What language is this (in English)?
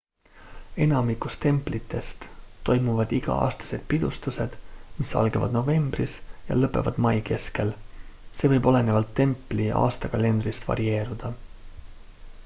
Estonian